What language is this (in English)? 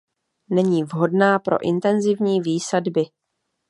Czech